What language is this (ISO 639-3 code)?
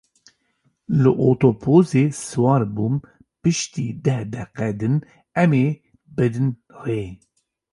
kur